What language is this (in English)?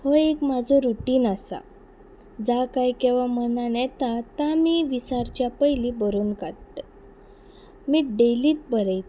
Konkani